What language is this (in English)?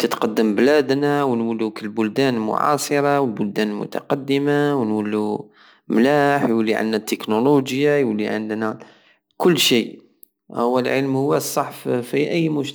Algerian Saharan Arabic